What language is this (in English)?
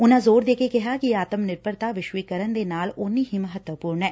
Punjabi